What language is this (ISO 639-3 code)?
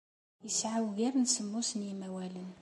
kab